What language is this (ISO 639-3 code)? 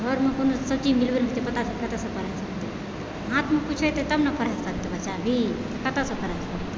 mai